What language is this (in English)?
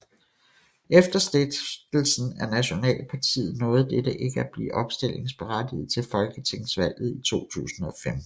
Danish